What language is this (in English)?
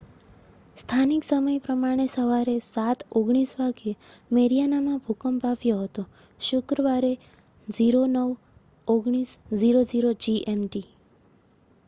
Gujarati